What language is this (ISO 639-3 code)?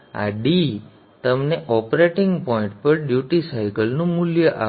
guj